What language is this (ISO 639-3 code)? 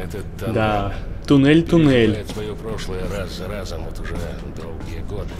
rus